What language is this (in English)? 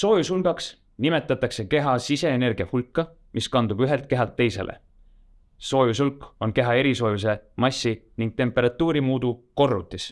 Estonian